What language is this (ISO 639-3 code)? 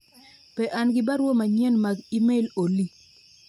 luo